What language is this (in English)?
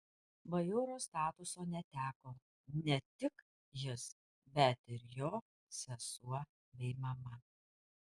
Lithuanian